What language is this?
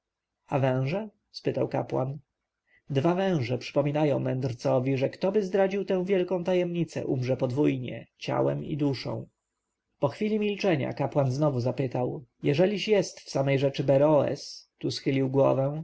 Polish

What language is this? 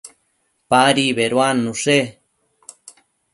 Matsés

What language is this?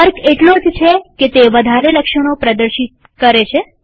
Gujarati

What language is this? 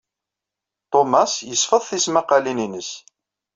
Kabyle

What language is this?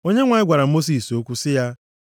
Igbo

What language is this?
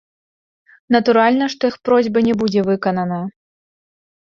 Belarusian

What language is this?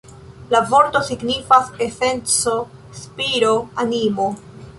Esperanto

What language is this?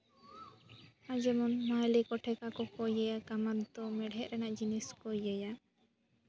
Santali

